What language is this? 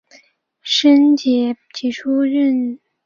Chinese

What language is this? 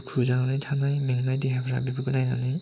Bodo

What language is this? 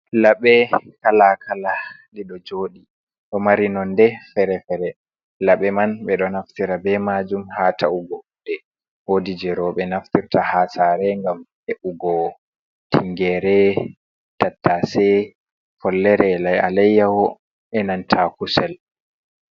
Fula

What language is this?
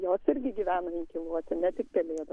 Lithuanian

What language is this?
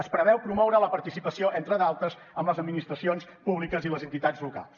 Catalan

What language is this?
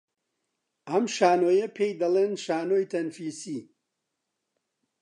Central Kurdish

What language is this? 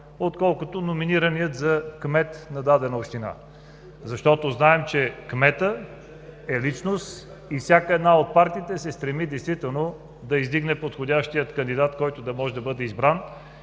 Bulgarian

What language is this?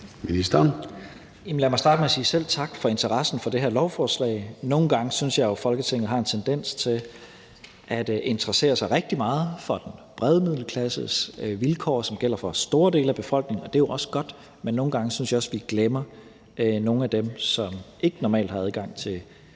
Danish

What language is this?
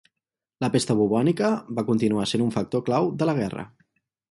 Catalan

